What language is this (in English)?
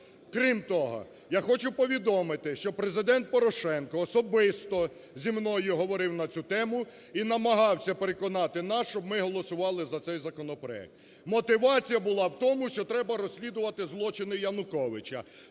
Ukrainian